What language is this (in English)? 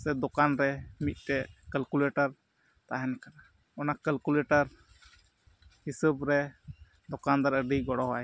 Santali